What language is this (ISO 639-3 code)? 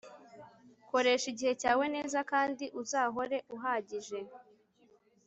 kin